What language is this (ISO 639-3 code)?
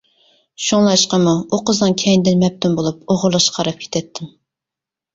uig